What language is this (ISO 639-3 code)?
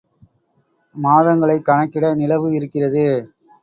tam